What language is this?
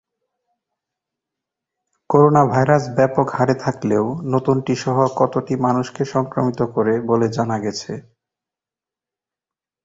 Bangla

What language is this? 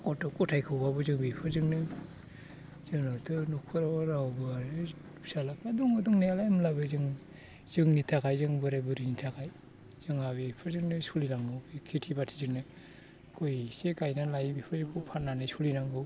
Bodo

